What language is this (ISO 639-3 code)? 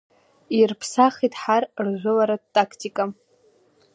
abk